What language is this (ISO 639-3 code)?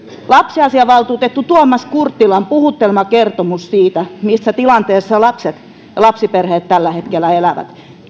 fin